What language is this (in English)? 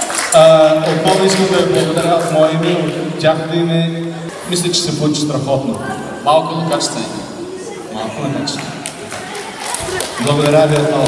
Bulgarian